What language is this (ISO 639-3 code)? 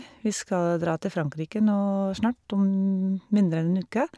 nor